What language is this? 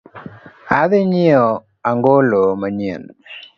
Luo (Kenya and Tanzania)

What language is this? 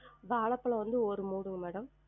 Tamil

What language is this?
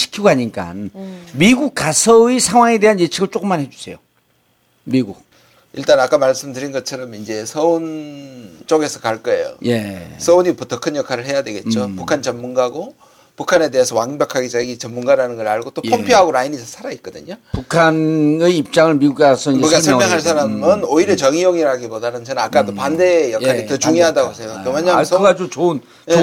Korean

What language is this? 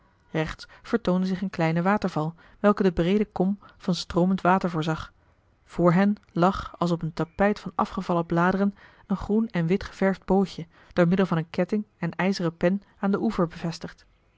Dutch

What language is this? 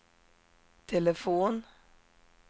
Swedish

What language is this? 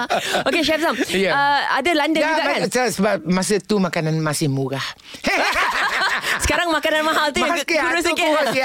Malay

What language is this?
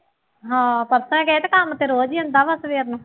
Punjabi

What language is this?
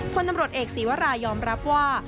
Thai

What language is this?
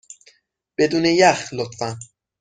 Persian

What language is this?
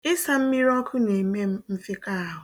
Igbo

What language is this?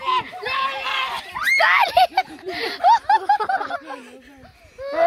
Romanian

